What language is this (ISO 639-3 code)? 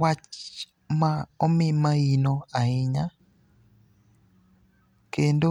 luo